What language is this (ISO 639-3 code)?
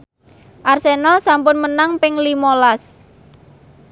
jav